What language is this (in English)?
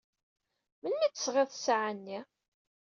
Kabyle